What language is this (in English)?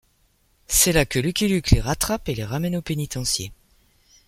French